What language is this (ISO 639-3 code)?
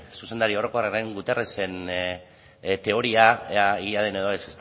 eus